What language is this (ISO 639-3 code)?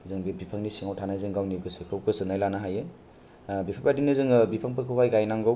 brx